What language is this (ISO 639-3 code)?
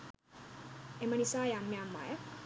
sin